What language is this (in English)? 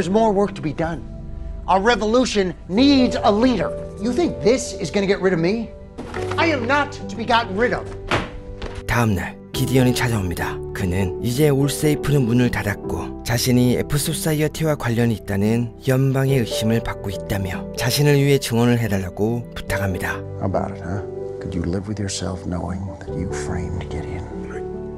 Korean